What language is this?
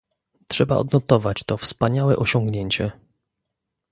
Polish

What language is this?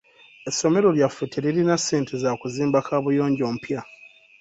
Ganda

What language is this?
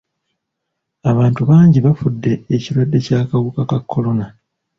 Ganda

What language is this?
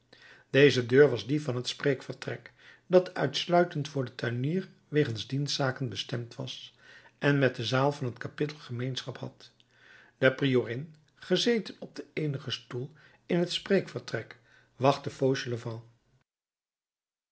Dutch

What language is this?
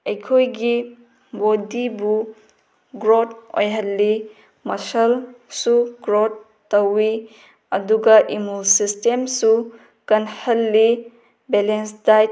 Manipuri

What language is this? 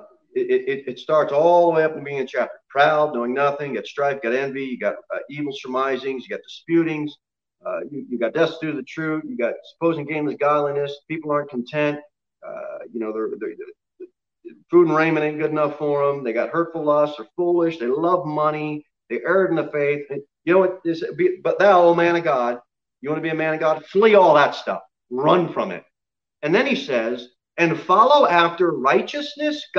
English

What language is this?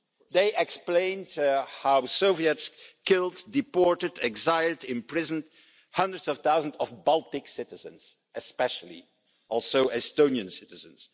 English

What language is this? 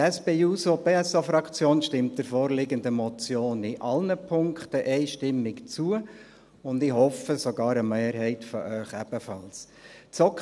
Swiss German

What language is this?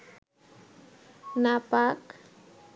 Bangla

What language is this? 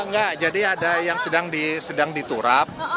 Indonesian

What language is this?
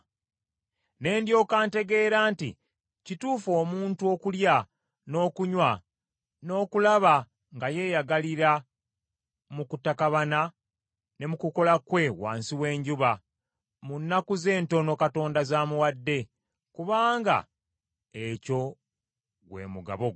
Ganda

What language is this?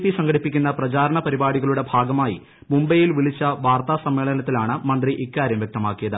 Malayalam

